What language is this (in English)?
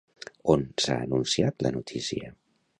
Catalan